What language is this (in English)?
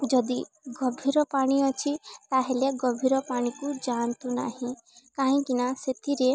Odia